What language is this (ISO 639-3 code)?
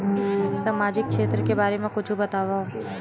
hne